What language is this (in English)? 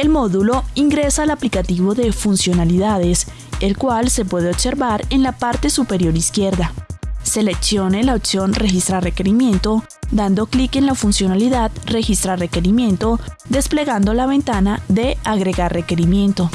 Spanish